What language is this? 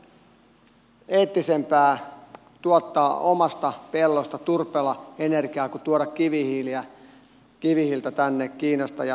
Finnish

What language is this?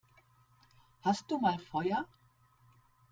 German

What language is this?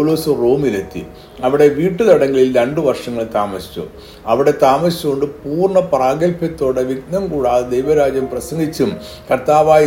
Malayalam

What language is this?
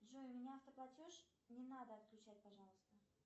Russian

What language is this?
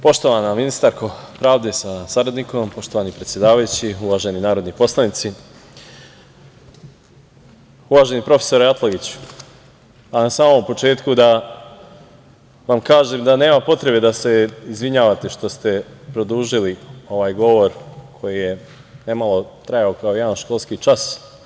Serbian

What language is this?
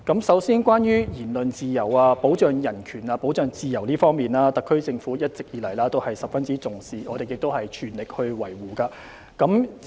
Cantonese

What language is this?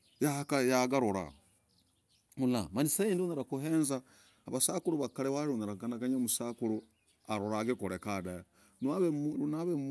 Logooli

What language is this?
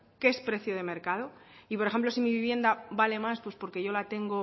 Spanish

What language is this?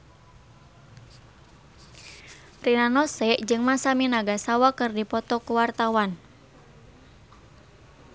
Sundanese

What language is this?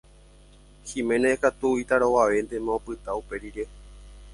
Guarani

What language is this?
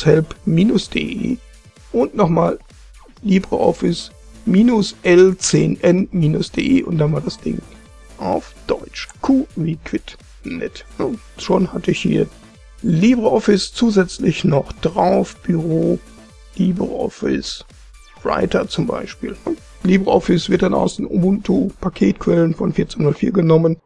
German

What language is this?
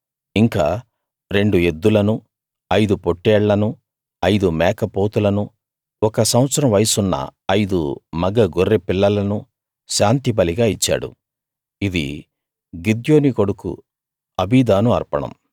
Telugu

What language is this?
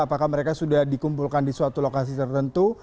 Indonesian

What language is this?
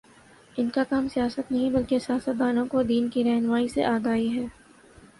Urdu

